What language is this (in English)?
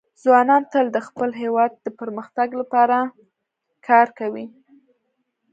Pashto